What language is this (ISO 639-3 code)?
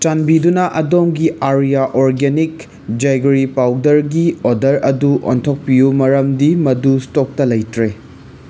mni